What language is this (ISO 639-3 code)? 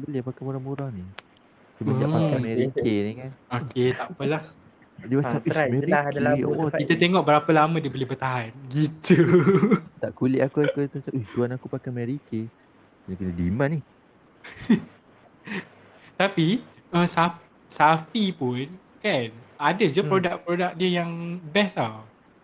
msa